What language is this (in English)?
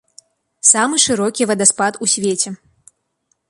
Belarusian